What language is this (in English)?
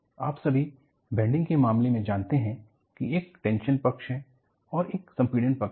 Hindi